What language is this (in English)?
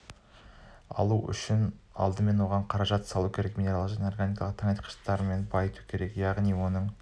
Kazakh